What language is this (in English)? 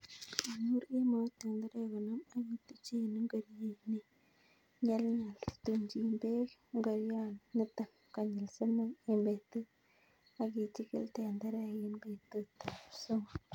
Kalenjin